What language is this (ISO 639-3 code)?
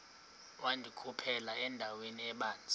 xho